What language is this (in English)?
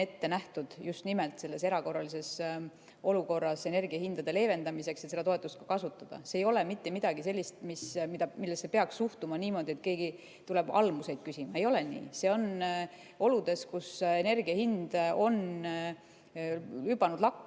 Estonian